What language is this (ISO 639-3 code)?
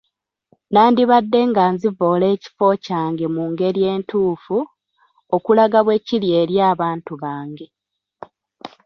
lug